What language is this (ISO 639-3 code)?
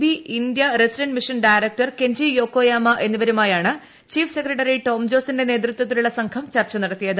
mal